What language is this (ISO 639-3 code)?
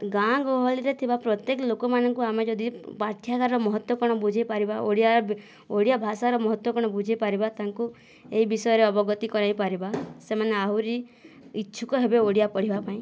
ori